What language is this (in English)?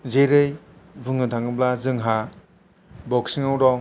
Bodo